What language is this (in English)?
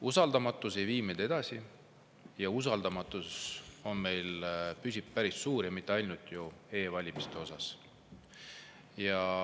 Estonian